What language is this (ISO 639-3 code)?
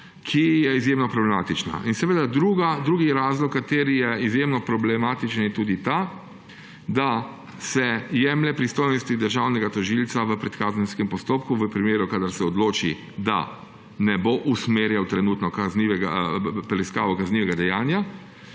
slv